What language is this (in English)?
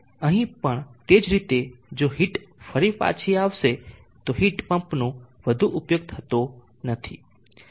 Gujarati